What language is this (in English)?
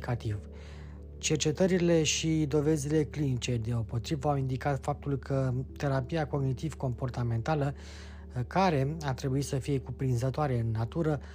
Romanian